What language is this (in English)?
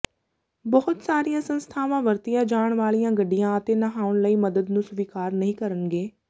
Punjabi